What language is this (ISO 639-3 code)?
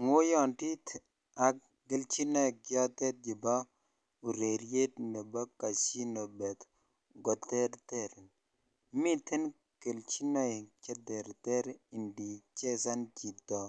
kln